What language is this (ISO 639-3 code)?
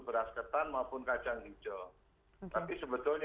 ind